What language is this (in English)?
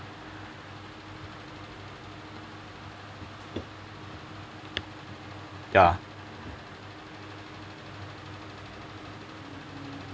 English